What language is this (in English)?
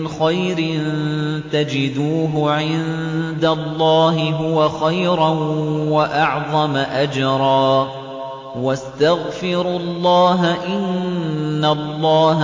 Arabic